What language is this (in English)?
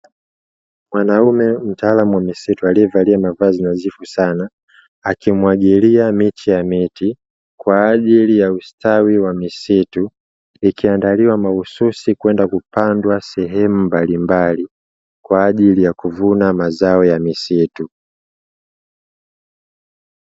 Swahili